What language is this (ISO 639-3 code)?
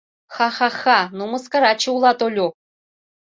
chm